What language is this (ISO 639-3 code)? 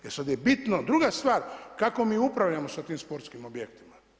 hrv